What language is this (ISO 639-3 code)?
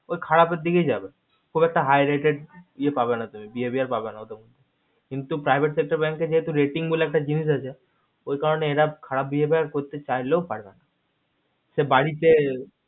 ben